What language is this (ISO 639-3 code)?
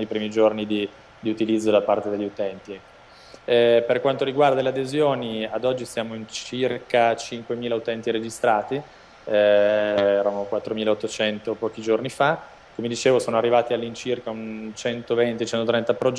ita